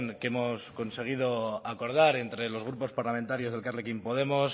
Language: Spanish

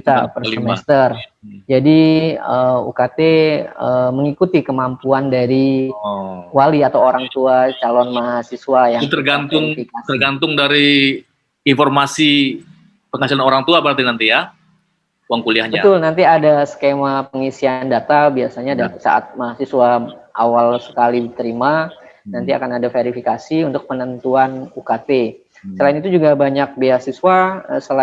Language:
Indonesian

